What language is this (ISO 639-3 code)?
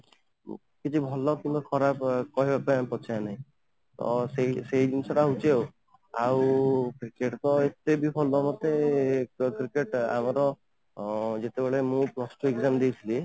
ori